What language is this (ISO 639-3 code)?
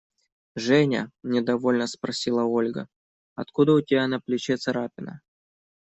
rus